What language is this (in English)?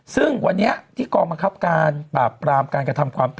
Thai